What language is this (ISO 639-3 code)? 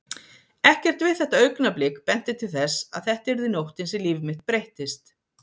isl